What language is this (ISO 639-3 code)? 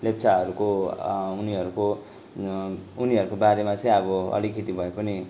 nep